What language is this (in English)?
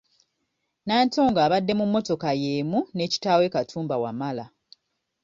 Ganda